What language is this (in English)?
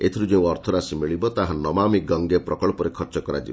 Odia